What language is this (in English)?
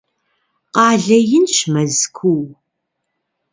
Kabardian